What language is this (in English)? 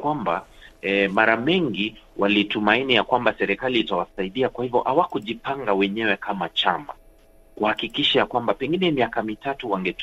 Swahili